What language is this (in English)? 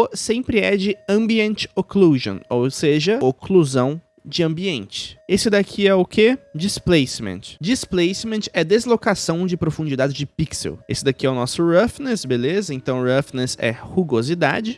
Portuguese